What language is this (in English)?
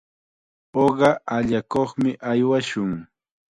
Chiquián Ancash Quechua